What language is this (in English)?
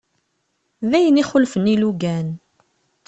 Kabyle